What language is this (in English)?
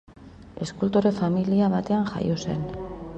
Basque